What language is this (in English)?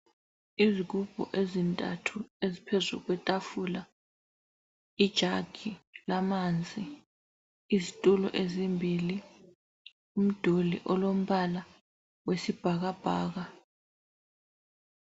North Ndebele